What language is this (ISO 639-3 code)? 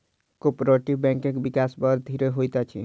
mai